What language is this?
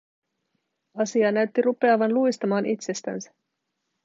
Finnish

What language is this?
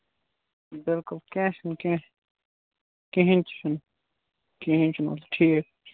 Kashmiri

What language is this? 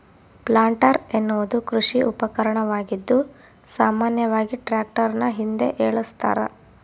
Kannada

